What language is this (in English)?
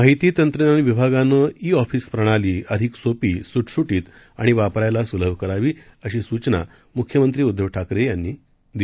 Marathi